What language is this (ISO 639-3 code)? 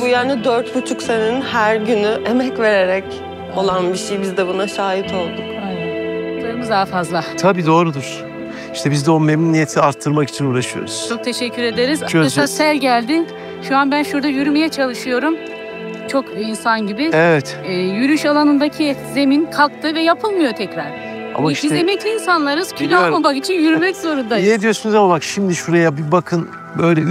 tur